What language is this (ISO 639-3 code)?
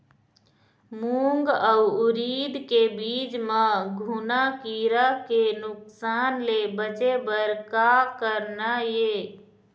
hne